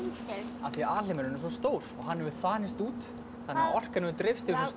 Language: Icelandic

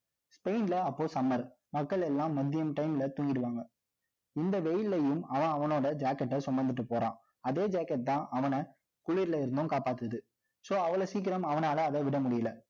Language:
Tamil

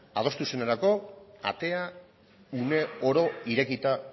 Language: Basque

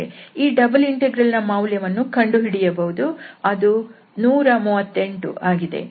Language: Kannada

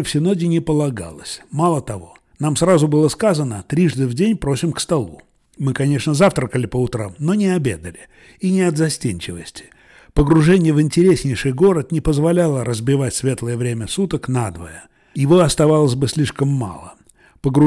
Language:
Russian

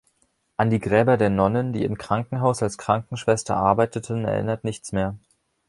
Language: German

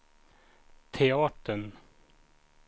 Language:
Swedish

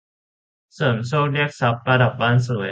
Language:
Thai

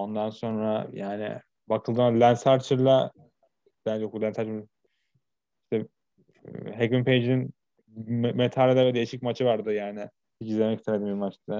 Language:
Turkish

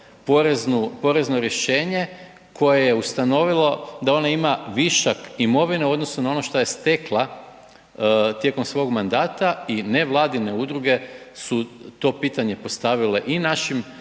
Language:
Croatian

